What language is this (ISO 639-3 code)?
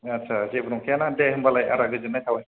brx